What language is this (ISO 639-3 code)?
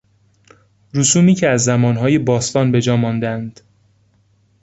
fas